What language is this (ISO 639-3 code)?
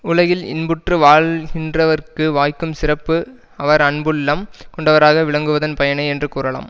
tam